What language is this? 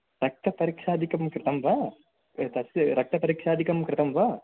Sanskrit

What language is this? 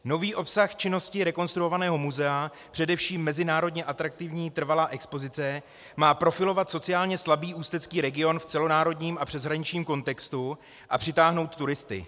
Czech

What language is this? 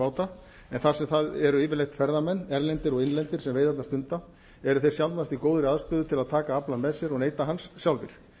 Icelandic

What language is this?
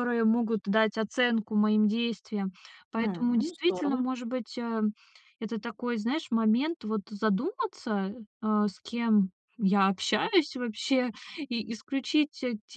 Russian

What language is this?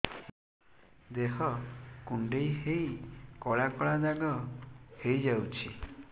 Odia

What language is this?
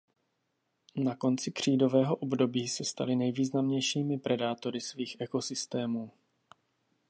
Czech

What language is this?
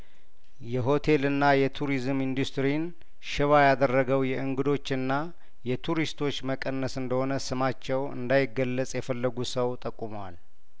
Amharic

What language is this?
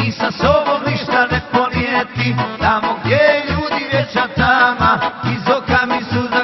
Romanian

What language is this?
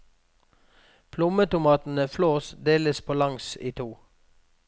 Norwegian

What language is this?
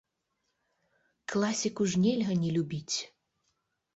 Belarusian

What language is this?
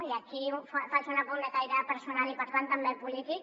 Catalan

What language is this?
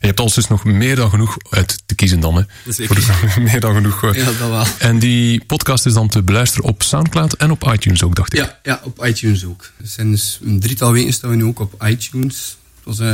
Dutch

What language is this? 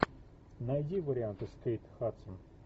Russian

